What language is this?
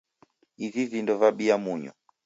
Taita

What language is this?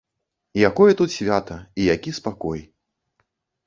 Belarusian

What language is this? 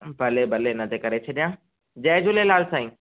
Sindhi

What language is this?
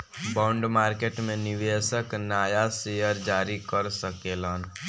Bhojpuri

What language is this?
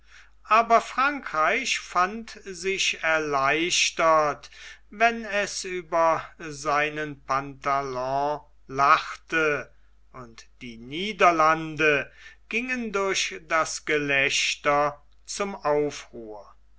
German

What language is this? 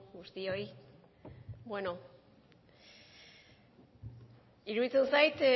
Basque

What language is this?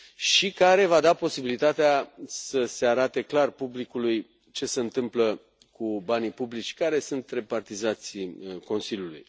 Romanian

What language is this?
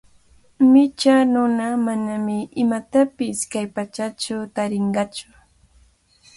Cajatambo North Lima Quechua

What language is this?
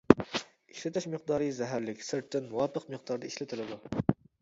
Uyghur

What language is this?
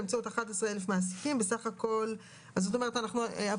Hebrew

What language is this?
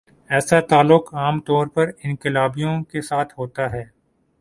Urdu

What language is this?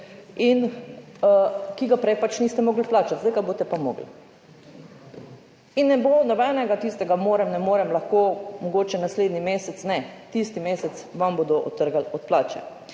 Slovenian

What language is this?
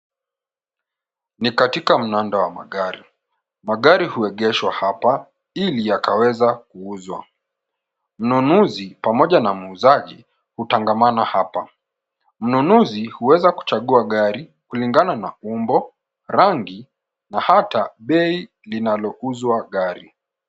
Swahili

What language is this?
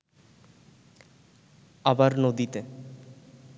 Bangla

